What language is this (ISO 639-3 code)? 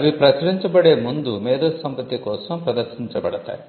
tel